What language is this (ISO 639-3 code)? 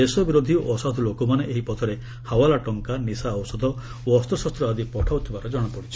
ori